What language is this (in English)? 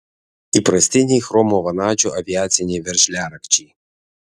Lithuanian